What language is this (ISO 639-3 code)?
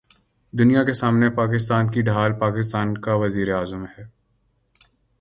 urd